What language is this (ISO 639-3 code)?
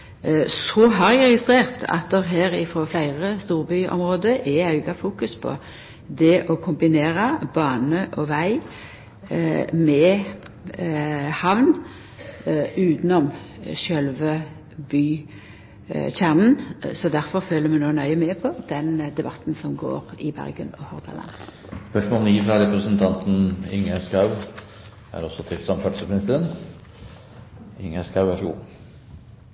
nor